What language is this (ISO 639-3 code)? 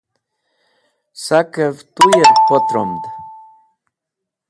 wbl